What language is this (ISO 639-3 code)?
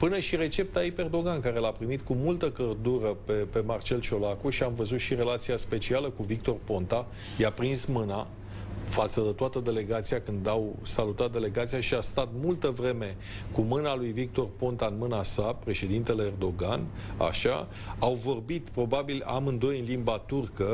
ron